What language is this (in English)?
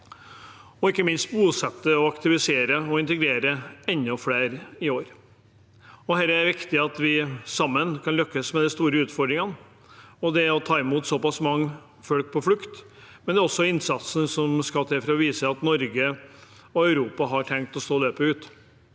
Norwegian